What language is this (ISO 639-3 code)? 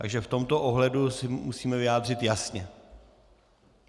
ces